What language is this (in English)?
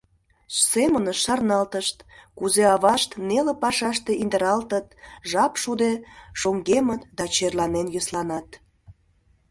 Mari